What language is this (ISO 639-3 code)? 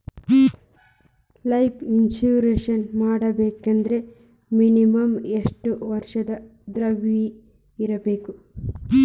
kan